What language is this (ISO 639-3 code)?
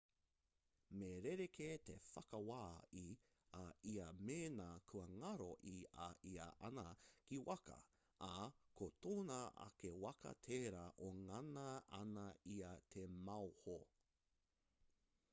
mri